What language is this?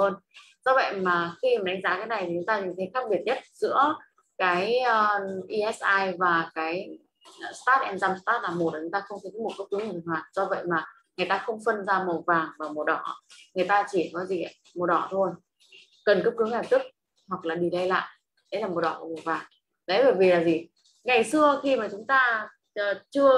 Vietnamese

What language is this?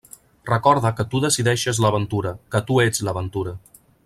Catalan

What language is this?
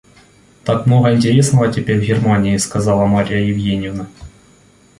Russian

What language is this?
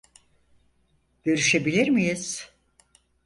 Turkish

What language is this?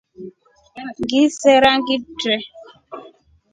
Rombo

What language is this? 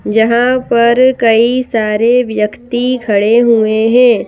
Hindi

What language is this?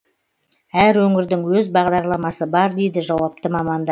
Kazakh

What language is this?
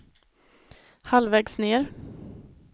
Swedish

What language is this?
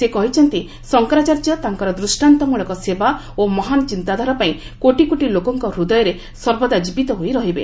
Odia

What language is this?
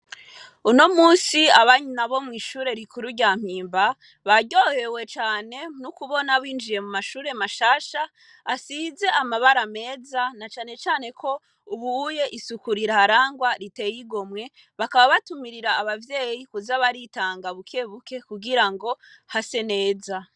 Rundi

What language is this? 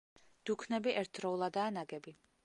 Georgian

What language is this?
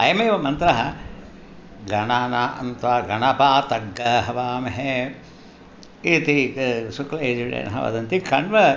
Sanskrit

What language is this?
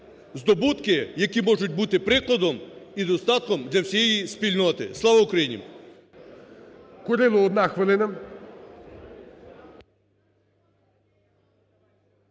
Ukrainian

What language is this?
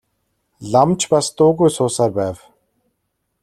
Mongolian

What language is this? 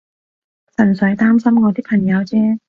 Cantonese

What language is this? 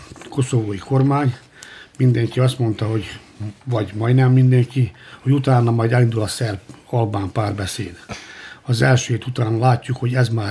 Hungarian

